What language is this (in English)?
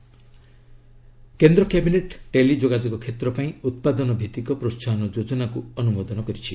Odia